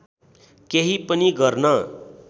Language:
Nepali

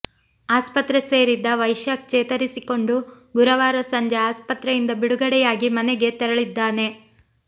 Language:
Kannada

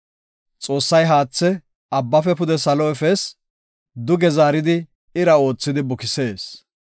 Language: Gofa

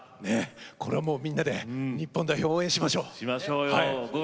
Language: Japanese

